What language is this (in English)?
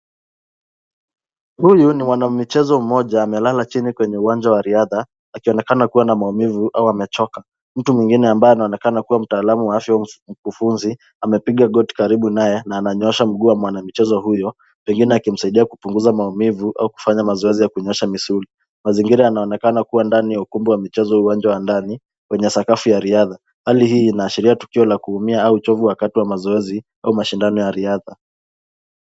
Swahili